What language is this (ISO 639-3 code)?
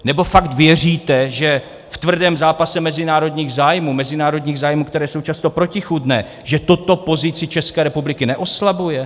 ces